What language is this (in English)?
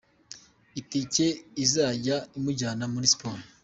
Kinyarwanda